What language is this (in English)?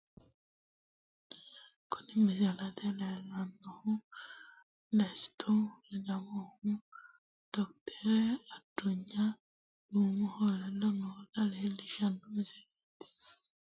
Sidamo